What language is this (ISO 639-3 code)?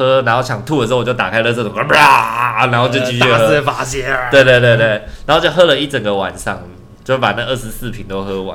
zho